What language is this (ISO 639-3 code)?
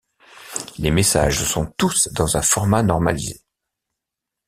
fra